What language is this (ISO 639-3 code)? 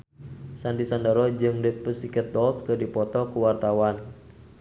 sun